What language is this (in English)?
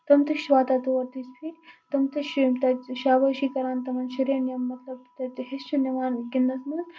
Kashmiri